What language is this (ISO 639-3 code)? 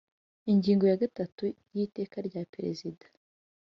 kin